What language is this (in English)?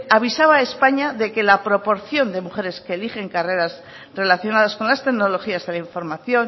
Spanish